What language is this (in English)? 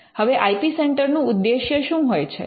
Gujarati